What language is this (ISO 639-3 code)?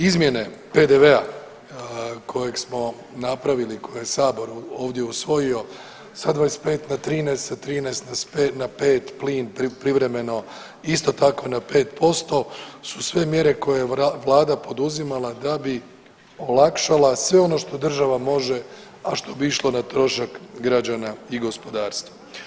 hrv